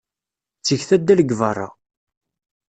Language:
Kabyle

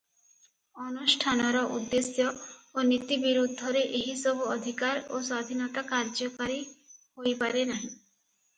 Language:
Odia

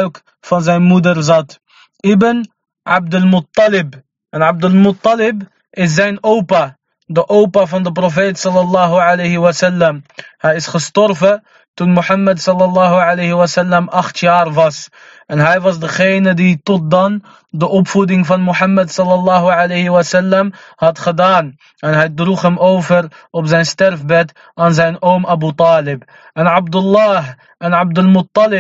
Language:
Dutch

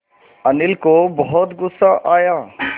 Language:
Hindi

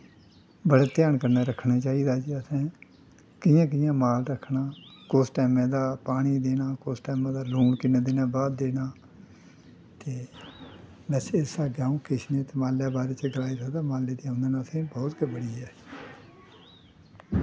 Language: Dogri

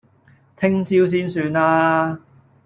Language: Cantonese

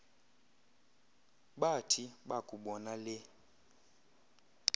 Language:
Xhosa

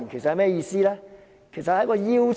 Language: Cantonese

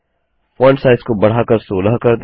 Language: Hindi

